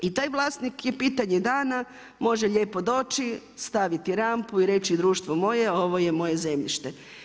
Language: Croatian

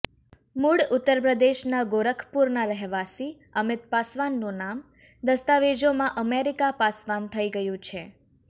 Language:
Gujarati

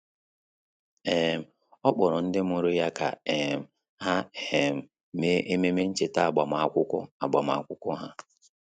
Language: Igbo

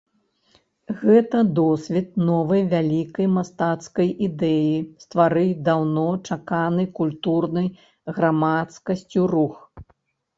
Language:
Belarusian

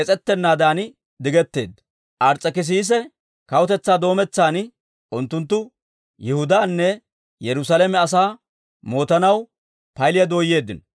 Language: Dawro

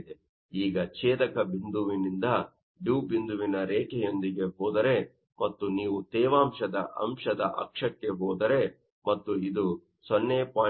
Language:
Kannada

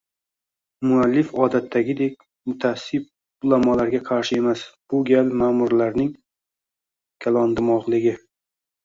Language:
Uzbek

